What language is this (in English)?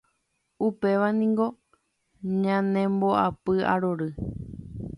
Guarani